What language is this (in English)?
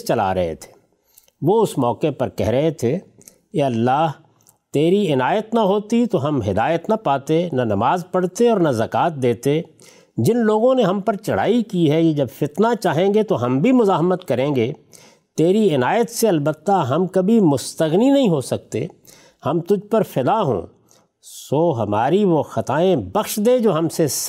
Urdu